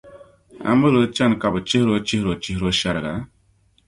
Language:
Dagbani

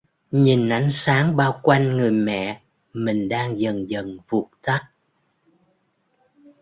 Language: Vietnamese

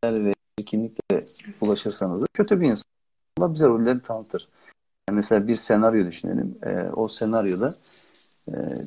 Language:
Turkish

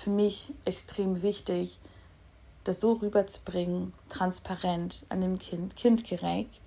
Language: German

